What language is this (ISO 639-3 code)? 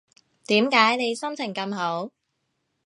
yue